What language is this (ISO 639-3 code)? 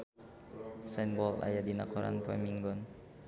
sun